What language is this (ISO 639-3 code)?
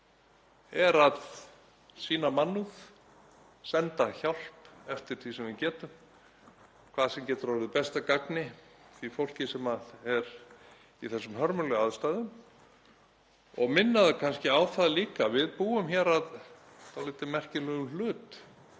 isl